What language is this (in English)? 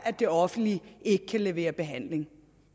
Danish